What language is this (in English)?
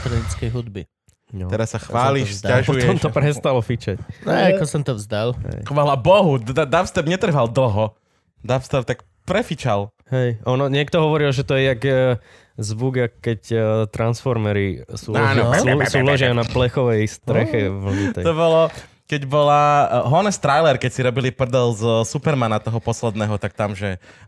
Slovak